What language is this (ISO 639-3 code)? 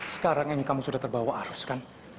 ind